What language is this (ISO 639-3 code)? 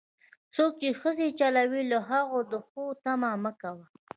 pus